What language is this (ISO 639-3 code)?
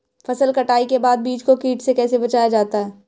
hin